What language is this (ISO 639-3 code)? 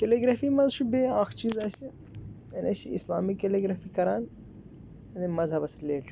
kas